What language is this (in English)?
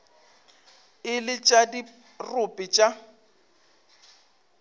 Northern Sotho